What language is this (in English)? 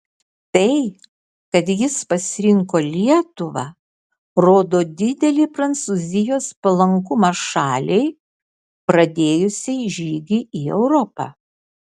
Lithuanian